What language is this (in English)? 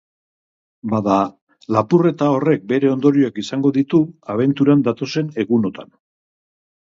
Basque